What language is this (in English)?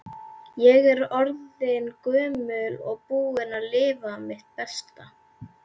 Icelandic